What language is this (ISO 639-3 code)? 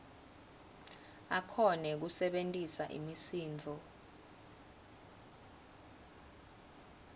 ssw